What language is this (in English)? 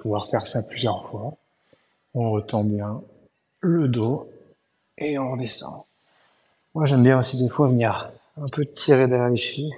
French